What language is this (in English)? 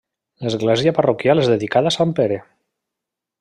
Catalan